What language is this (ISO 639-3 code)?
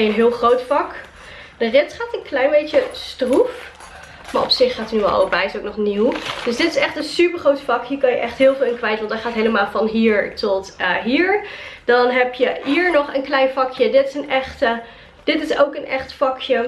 nld